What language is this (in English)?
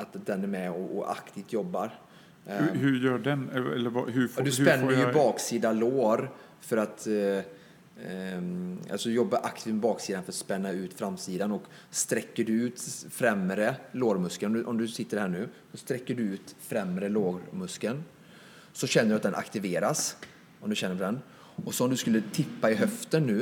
Swedish